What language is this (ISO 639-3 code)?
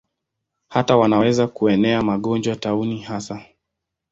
swa